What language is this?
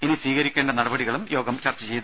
Malayalam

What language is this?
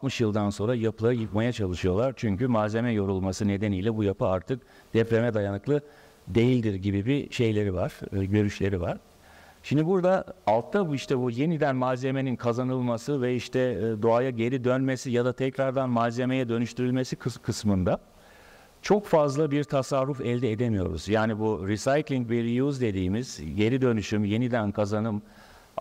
Turkish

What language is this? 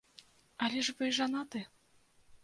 Belarusian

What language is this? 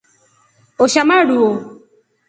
Rombo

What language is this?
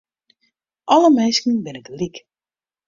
Western Frisian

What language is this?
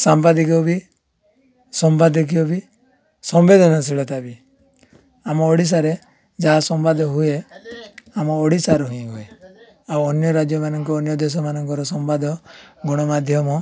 Odia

